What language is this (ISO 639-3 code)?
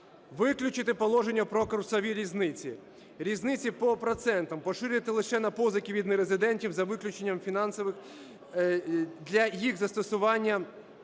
ukr